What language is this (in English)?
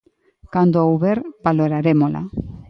Galician